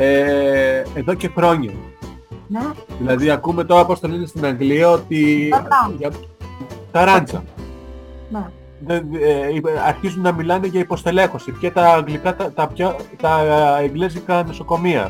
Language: Greek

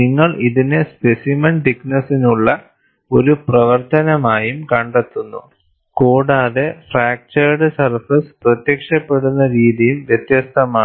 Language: Malayalam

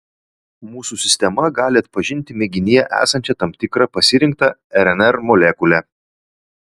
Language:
Lithuanian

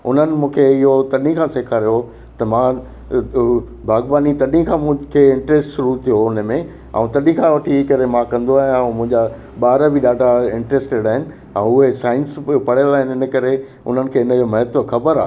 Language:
Sindhi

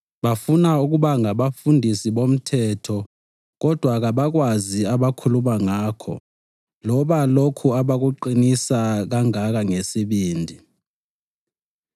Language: North Ndebele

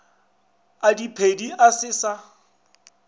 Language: Northern Sotho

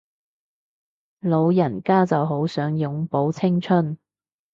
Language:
Cantonese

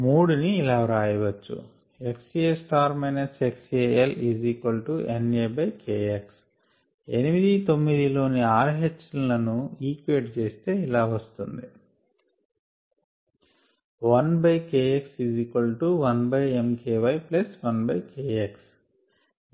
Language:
Telugu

